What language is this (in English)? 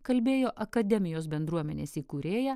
Lithuanian